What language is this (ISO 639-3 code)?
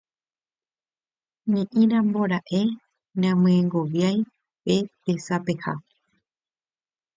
grn